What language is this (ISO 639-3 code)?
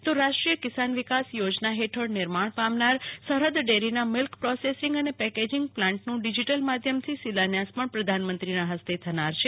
guj